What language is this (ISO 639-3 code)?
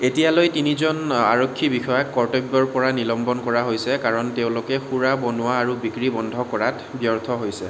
asm